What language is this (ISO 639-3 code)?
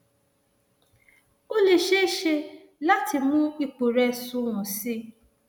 yor